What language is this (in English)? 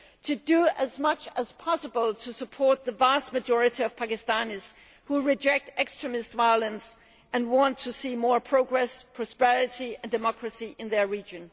English